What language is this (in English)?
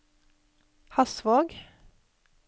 Norwegian